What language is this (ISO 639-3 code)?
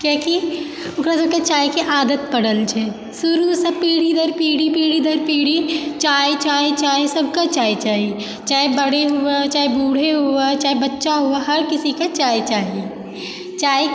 mai